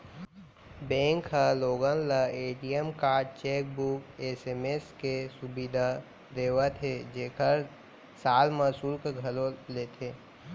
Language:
Chhattisgarhi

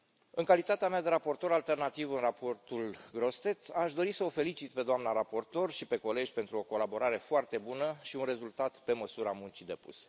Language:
Romanian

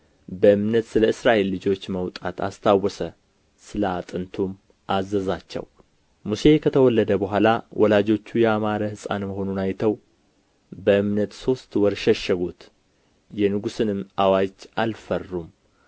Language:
Amharic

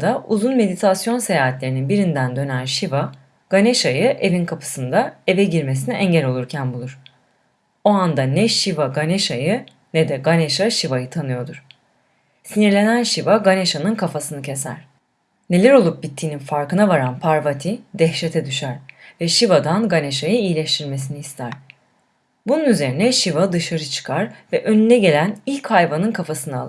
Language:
Turkish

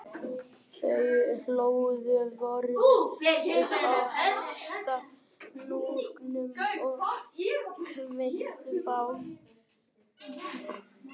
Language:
Icelandic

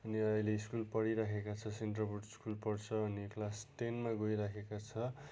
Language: Nepali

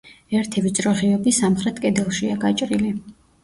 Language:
Georgian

